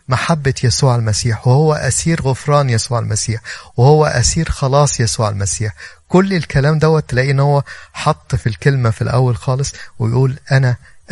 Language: Arabic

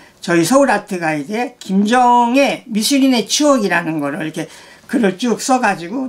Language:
Korean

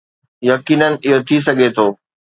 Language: Sindhi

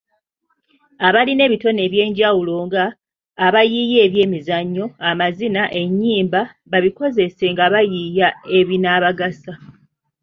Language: Ganda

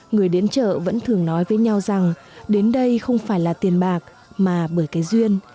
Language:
Vietnamese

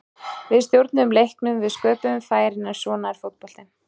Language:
Icelandic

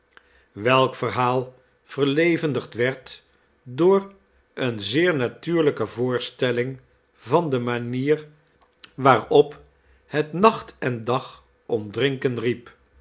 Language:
Dutch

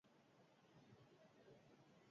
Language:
Basque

